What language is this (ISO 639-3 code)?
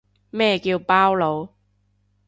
yue